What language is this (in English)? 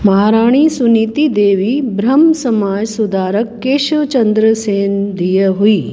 Sindhi